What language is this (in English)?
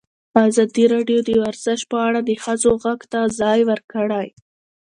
Pashto